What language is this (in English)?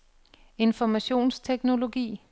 Danish